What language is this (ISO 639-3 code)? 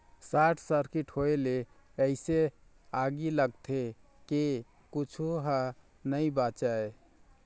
hne